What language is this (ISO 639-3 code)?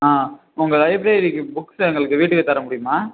tam